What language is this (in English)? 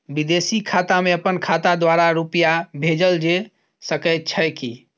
Maithili